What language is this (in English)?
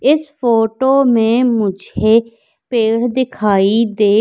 Hindi